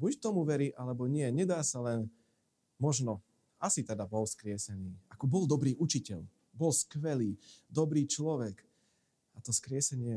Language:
Slovak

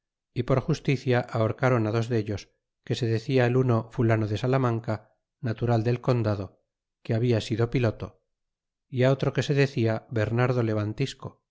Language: Spanish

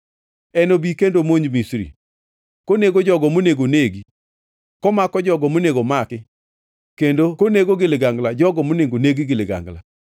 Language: Luo (Kenya and Tanzania)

